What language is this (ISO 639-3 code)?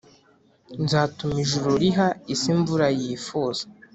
kin